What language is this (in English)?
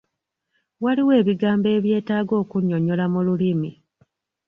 Ganda